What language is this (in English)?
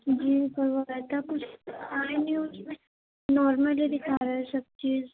Urdu